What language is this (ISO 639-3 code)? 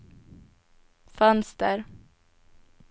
swe